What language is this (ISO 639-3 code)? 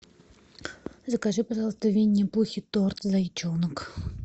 rus